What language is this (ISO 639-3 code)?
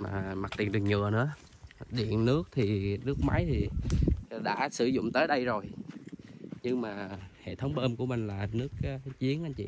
vie